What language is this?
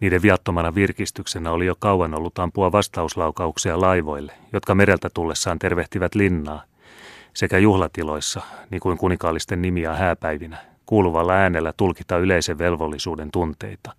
Finnish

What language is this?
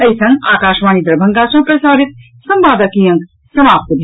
Maithili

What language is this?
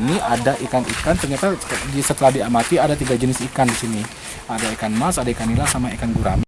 Indonesian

